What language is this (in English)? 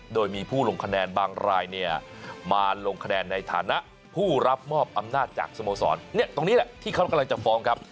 Thai